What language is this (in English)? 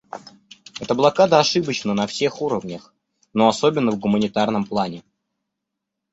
Russian